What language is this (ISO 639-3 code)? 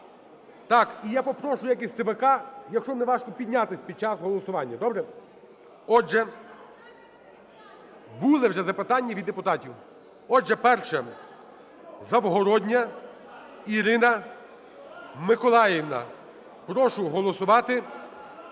ukr